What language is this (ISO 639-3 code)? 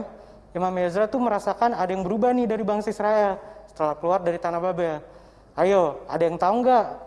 ind